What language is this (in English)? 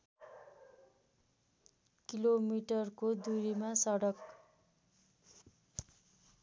Nepali